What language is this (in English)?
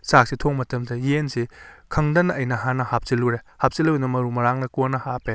Manipuri